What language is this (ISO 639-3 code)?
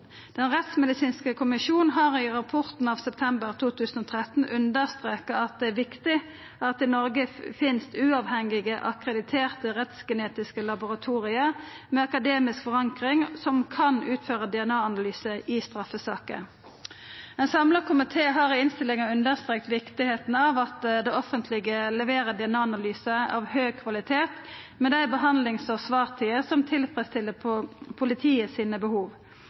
nno